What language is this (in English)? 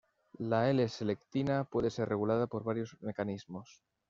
Spanish